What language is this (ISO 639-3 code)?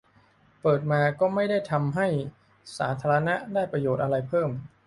tha